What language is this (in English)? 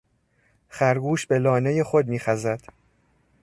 Persian